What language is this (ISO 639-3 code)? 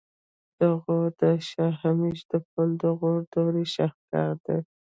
pus